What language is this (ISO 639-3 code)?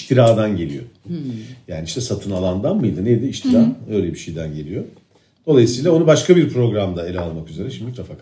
tur